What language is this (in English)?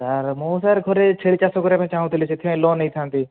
Odia